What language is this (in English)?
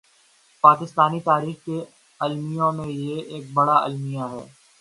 Urdu